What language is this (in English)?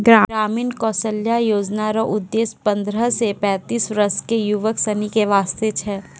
Maithili